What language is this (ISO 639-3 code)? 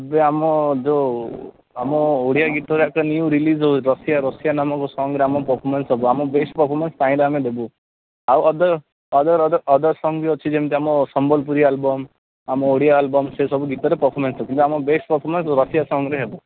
ori